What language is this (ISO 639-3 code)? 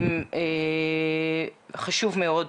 heb